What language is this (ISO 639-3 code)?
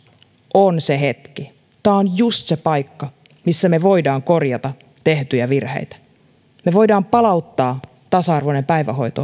fin